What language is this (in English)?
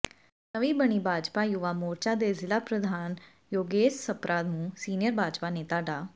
Punjabi